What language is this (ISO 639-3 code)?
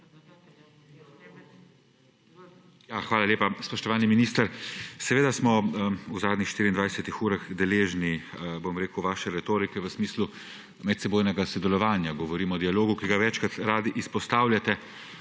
slv